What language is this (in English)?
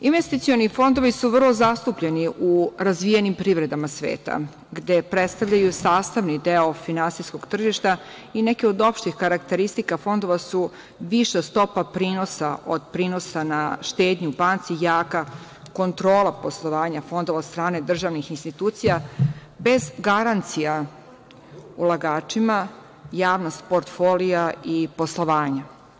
Serbian